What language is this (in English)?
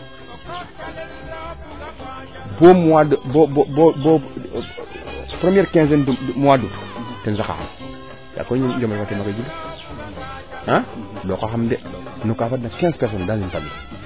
Serer